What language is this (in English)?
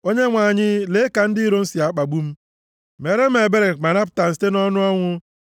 Igbo